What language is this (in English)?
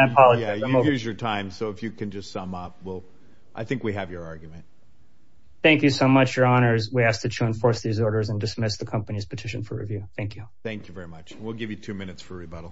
English